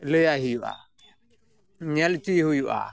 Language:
Santali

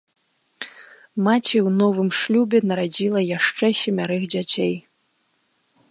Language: Belarusian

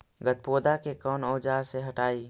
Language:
Magahi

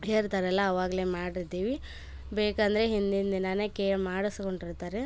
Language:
Kannada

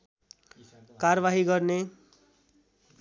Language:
Nepali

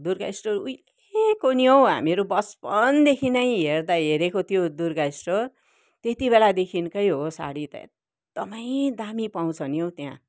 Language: Nepali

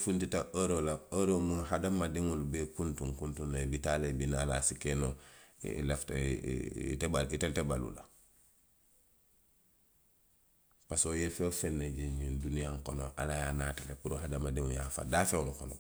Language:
Western Maninkakan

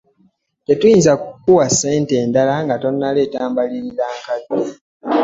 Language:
Ganda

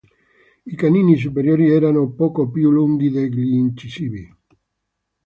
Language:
Italian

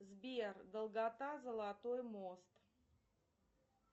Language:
Russian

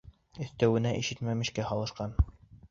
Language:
Bashkir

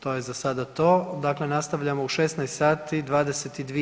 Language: Croatian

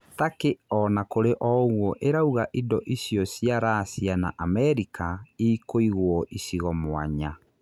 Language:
Kikuyu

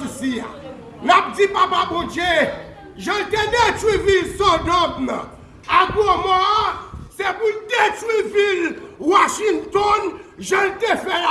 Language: French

